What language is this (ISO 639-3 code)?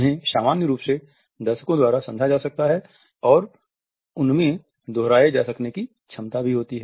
hin